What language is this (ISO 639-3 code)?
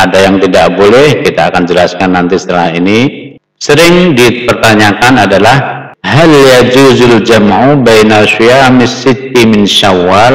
ind